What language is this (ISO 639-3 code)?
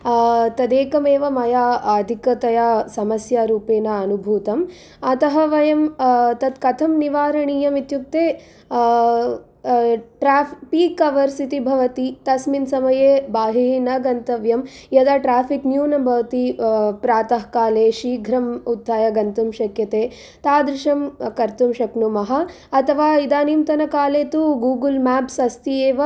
san